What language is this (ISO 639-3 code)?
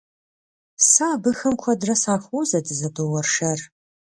kbd